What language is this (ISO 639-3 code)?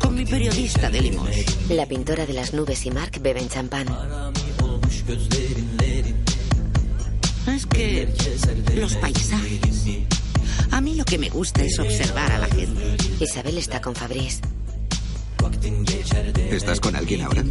spa